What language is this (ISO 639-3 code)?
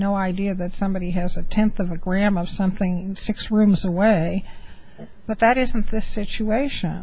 eng